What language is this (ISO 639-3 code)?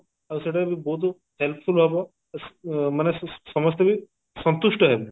ori